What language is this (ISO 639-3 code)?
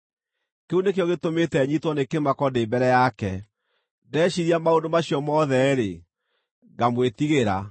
kik